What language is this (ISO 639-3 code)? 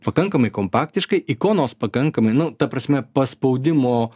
lit